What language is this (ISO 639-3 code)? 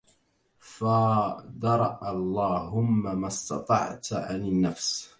ara